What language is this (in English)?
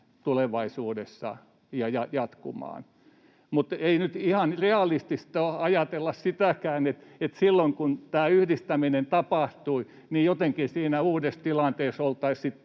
Finnish